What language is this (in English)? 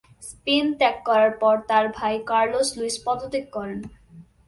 Bangla